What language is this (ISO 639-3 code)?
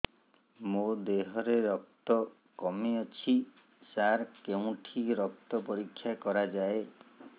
ori